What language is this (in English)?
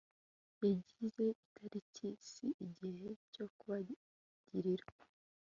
Kinyarwanda